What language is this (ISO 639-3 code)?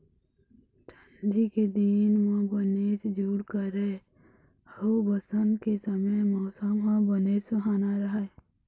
hne